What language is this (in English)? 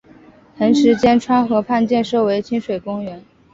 Chinese